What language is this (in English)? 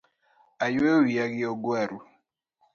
Luo (Kenya and Tanzania)